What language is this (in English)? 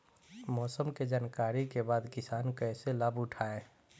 Bhojpuri